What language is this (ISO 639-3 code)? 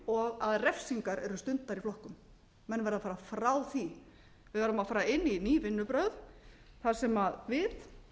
isl